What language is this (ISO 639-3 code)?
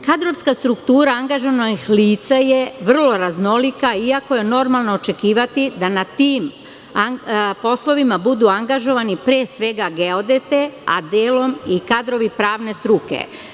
srp